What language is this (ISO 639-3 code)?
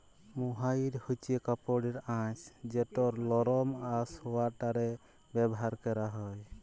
ben